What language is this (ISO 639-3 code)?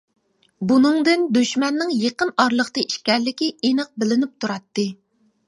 uig